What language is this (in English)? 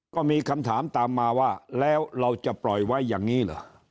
Thai